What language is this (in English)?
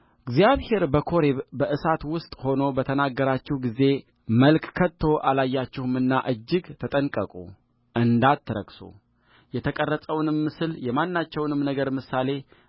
Amharic